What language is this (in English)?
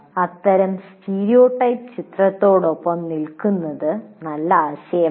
Malayalam